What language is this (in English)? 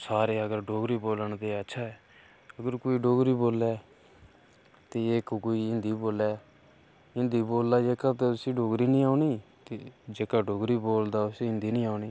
Dogri